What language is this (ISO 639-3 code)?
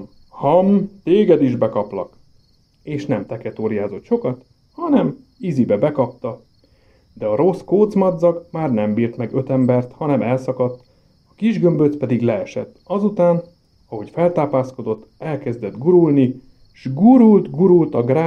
hun